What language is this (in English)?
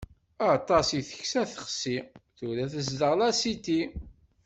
Kabyle